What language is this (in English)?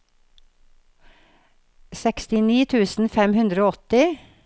Norwegian